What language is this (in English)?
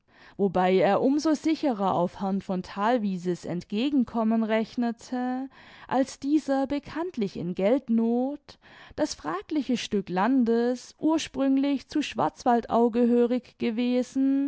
German